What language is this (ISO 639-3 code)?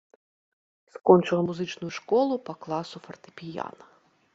bel